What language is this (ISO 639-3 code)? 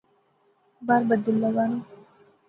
phr